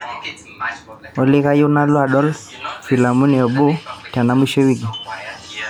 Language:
Masai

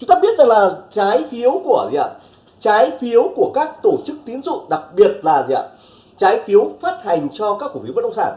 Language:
Vietnamese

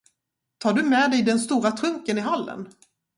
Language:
Swedish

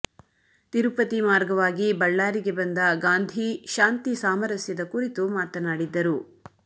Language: Kannada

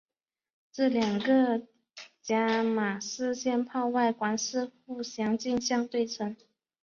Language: Chinese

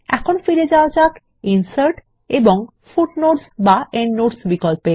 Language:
Bangla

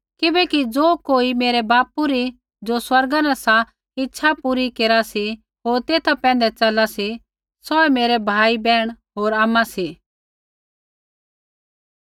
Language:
Kullu Pahari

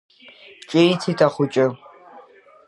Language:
Abkhazian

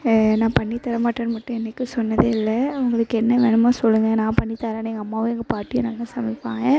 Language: Tamil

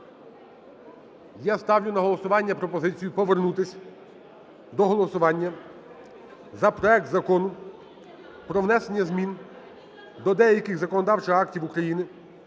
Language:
Ukrainian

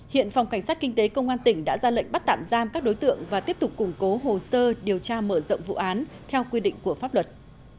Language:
Vietnamese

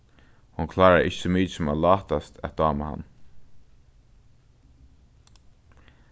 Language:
Faroese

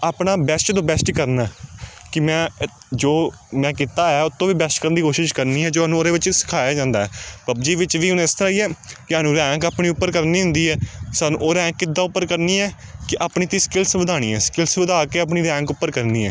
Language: Punjabi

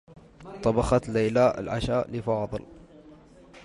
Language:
Arabic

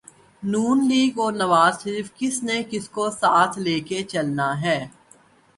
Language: Urdu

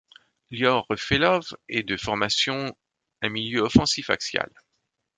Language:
French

